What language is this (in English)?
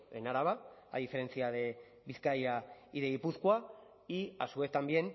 Spanish